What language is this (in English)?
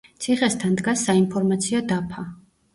Georgian